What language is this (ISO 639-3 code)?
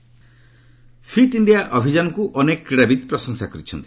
ori